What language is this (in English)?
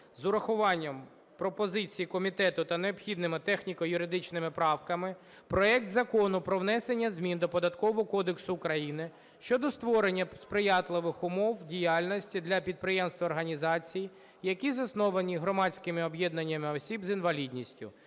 Ukrainian